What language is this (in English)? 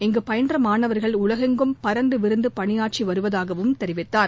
Tamil